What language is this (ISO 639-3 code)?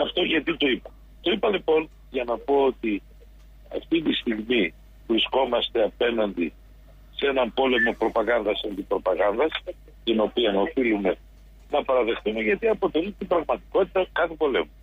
ell